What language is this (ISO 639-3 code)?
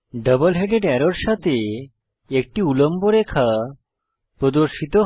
ben